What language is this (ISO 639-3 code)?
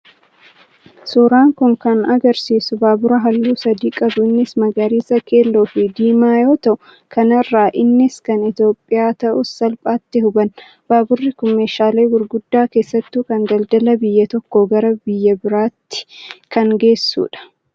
orm